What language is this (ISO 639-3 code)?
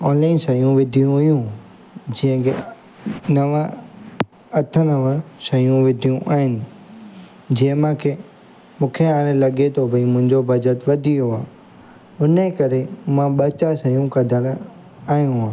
snd